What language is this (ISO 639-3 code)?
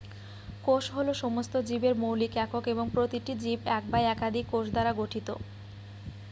ben